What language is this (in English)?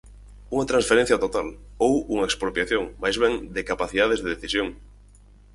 Galician